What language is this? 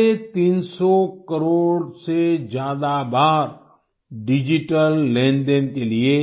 Hindi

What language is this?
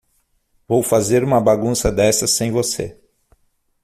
Portuguese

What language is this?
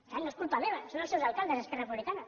Catalan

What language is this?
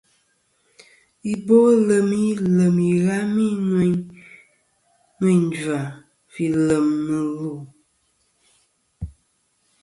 Kom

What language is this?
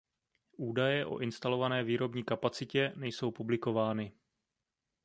Czech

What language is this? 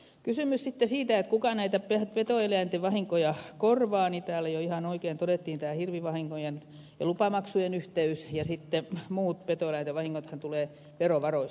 Finnish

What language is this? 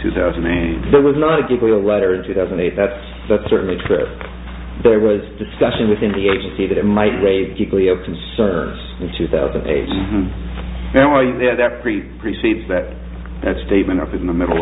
English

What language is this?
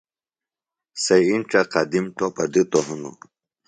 Phalura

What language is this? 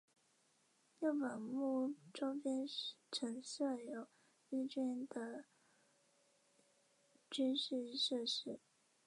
Chinese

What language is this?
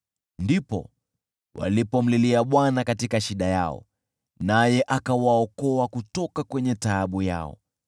Swahili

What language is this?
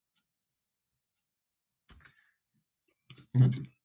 Punjabi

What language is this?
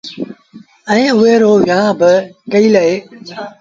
Sindhi Bhil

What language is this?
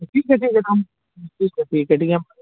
Urdu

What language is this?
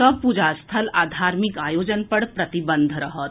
Maithili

